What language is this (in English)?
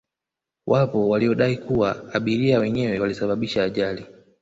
Swahili